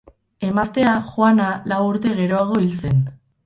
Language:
Basque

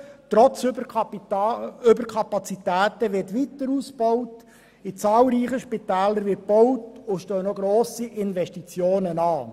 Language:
Swiss German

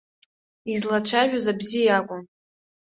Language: Abkhazian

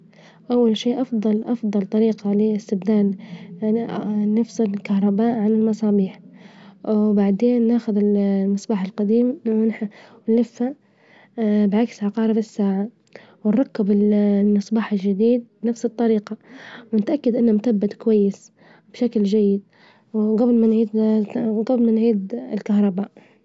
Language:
Libyan Arabic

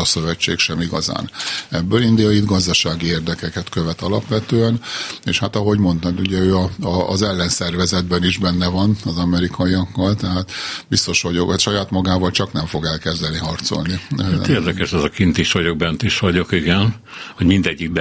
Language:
Hungarian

